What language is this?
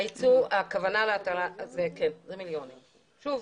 Hebrew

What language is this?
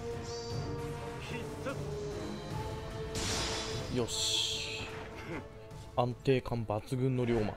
Japanese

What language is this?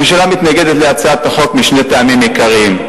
Hebrew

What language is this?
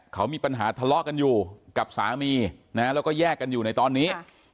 Thai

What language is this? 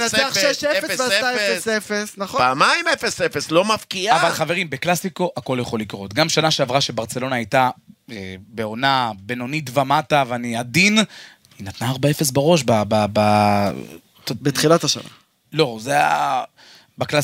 Hebrew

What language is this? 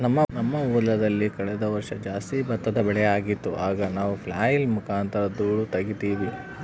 Kannada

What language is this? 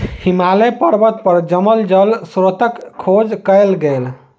Maithili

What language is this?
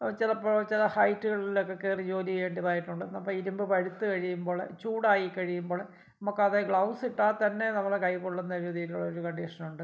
Malayalam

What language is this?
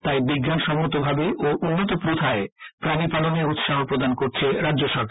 Bangla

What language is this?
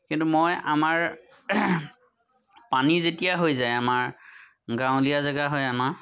Assamese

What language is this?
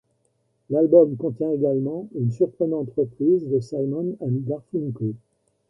French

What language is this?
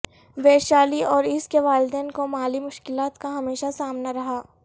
Urdu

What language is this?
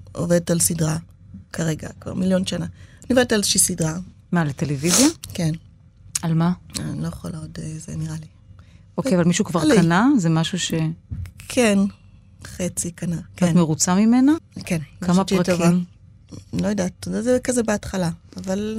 Hebrew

